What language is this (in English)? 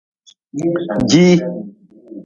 Nawdm